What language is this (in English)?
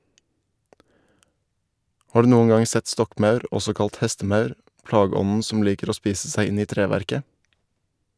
Norwegian